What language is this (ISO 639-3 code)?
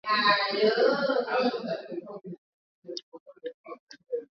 swa